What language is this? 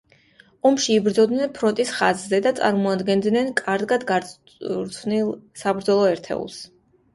Georgian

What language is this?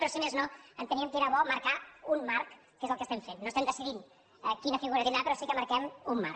Catalan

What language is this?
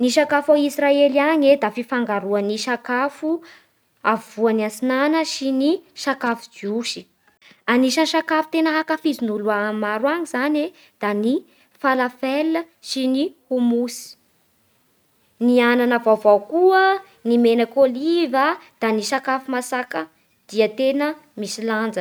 Bara Malagasy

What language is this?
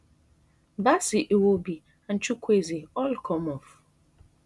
Nigerian Pidgin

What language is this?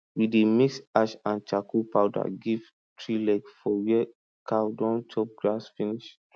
Nigerian Pidgin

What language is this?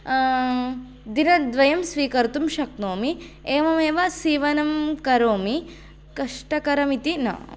Sanskrit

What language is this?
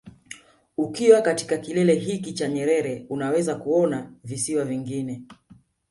Swahili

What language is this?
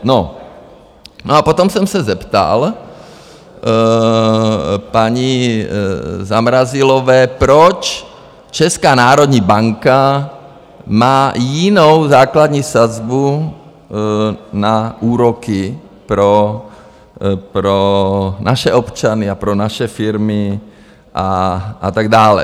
Czech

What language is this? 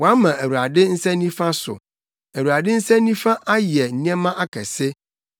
Akan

